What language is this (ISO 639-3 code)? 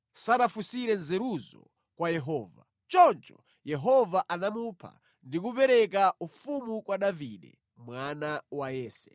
nya